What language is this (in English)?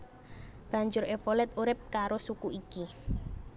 Javanese